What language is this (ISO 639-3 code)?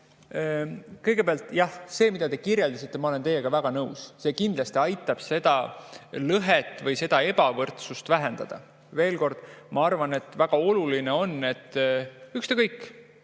est